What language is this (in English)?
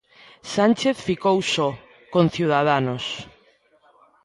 Galician